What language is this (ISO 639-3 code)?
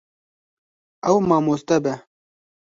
kur